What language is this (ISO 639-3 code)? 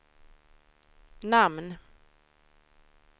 swe